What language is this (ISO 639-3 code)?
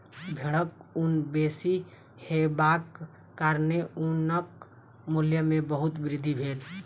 mai